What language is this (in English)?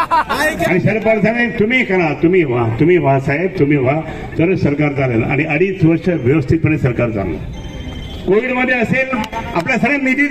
Marathi